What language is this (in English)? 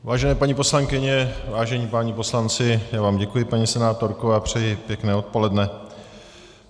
Czech